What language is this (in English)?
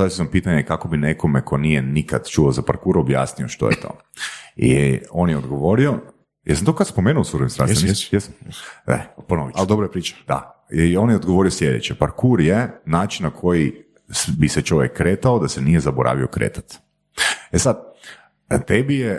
Croatian